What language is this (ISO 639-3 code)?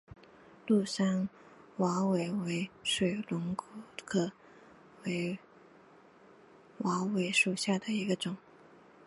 zho